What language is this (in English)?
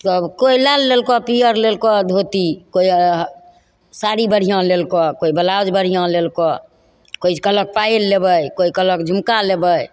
Maithili